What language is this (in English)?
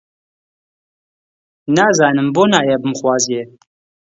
Central Kurdish